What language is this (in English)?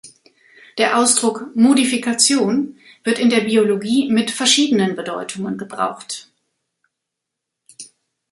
German